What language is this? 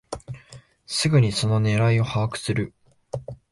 Japanese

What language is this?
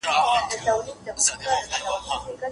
Pashto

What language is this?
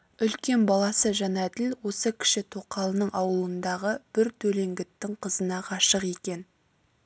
Kazakh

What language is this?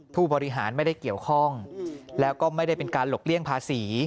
Thai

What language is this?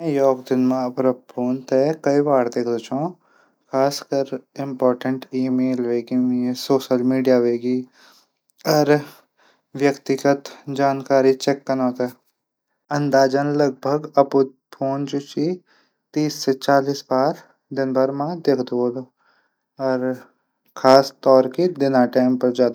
Garhwali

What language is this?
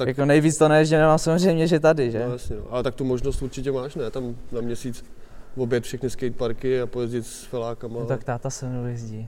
Czech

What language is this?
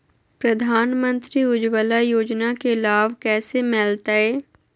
Magahi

